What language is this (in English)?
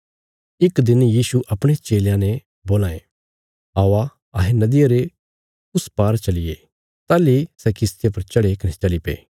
Bilaspuri